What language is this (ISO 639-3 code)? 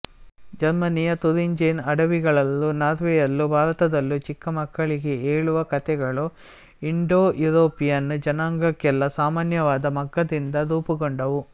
kan